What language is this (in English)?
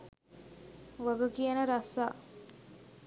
Sinhala